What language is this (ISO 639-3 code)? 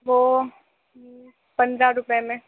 urd